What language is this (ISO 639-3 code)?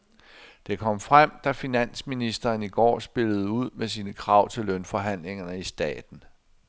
dan